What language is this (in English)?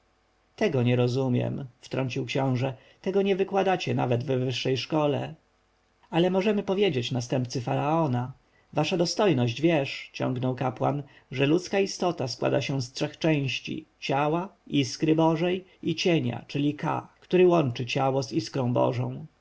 Polish